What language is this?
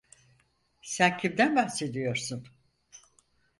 Turkish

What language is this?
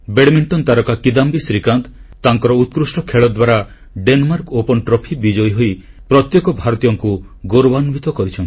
Odia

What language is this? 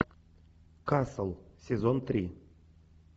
Russian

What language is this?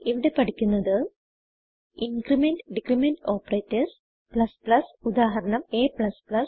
Malayalam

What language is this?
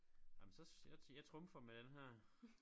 Danish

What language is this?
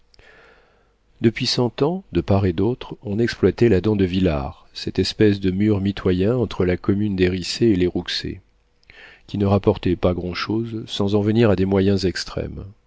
French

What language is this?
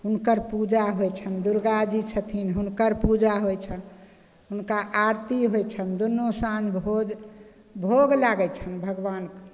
Maithili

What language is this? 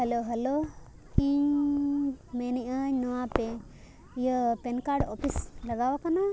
Santali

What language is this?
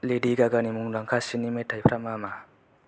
Bodo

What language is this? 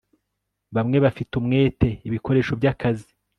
Kinyarwanda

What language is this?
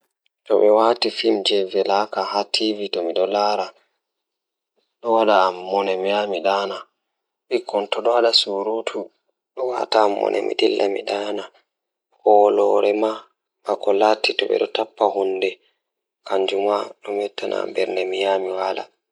Fula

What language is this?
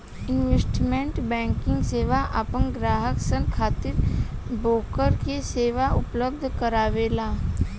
Bhojpuri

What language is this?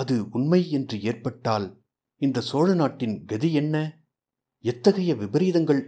Tamil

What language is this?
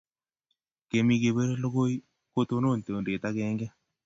Kalenjin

